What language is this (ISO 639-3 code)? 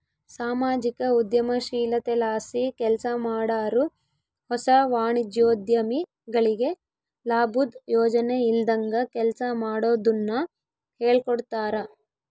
kan